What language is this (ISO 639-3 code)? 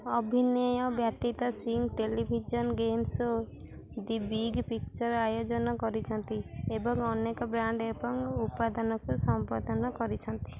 ori